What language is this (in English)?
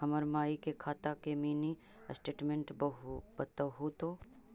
Magahi